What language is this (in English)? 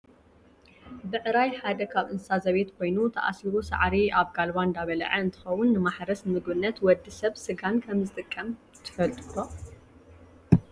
Tigrinya